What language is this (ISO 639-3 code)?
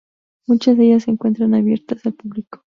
spa